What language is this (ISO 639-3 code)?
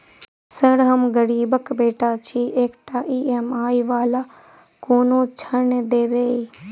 mai